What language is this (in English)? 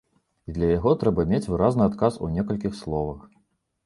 Belarusian